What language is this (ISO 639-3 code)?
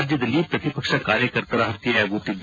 kan